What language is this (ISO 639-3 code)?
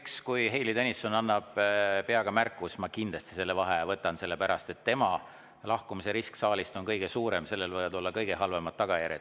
est